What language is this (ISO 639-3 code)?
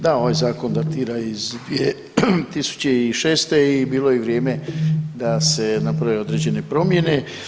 hrv